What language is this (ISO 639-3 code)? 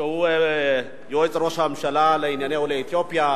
heb